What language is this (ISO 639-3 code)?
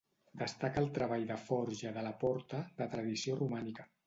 cat